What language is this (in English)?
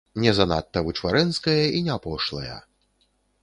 Belarusian